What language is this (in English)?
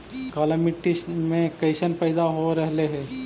Magahi